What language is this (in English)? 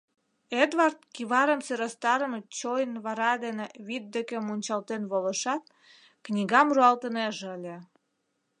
Mari